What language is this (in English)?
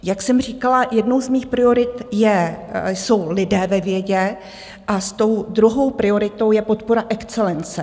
Czech